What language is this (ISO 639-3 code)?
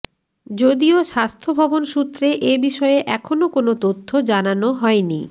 ben